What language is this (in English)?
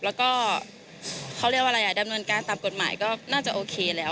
Thai